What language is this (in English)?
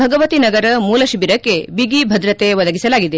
Kannada